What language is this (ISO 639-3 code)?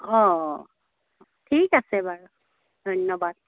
asm